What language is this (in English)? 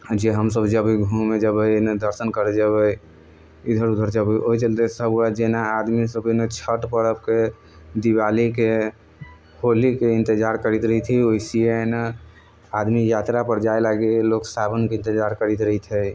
Maithili